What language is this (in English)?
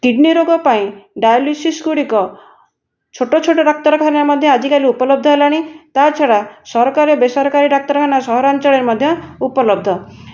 Odia